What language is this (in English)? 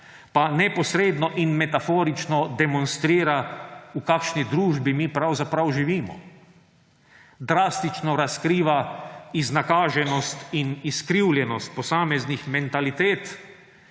Slovenian